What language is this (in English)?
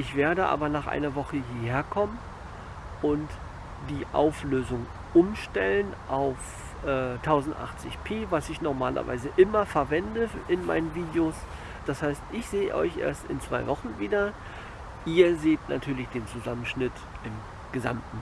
German